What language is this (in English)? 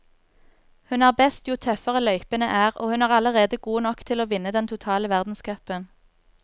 Norwegian